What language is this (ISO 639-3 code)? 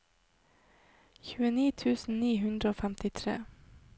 nor